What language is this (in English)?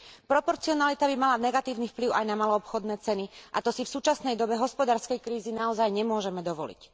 Slovak